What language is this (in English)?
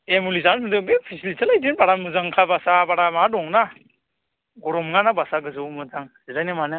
Bodo